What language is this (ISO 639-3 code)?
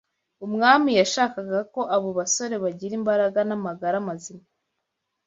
kin